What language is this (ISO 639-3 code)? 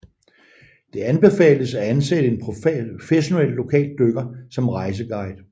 dan